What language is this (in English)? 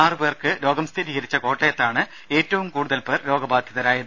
Malayalam